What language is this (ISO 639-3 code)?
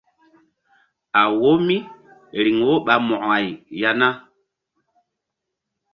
mdd